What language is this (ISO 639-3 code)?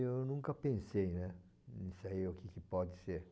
por